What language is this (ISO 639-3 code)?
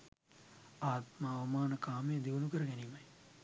sin